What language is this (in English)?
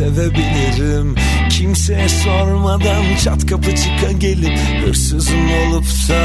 Turkish